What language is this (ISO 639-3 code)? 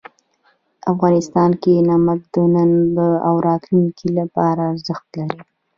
pus